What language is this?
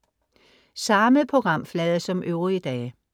Danish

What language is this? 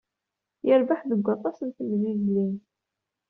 Kabyle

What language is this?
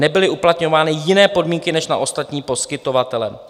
Czech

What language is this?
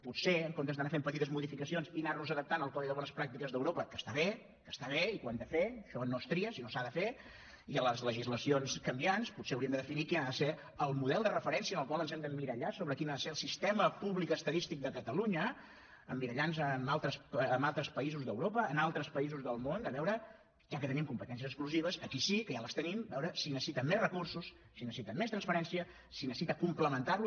Catalan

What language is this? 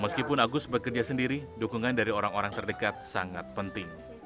Indonesian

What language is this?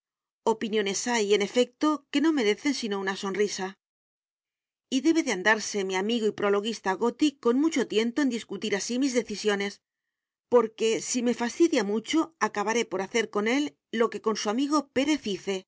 Spanish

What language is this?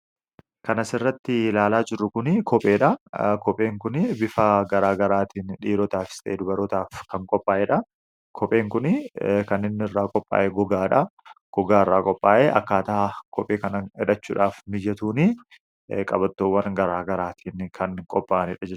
Oromo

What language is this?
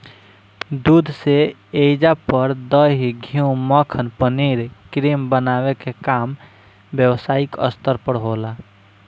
Bhojpuri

